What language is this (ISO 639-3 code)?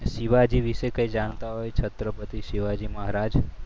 guj